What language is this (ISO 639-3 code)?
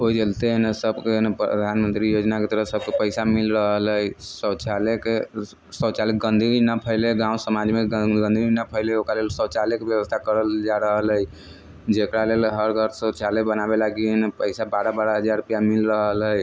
mai